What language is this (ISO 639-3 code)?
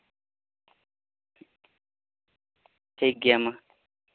sat